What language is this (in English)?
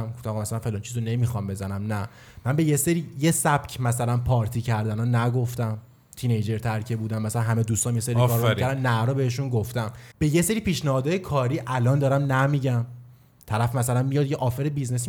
Persian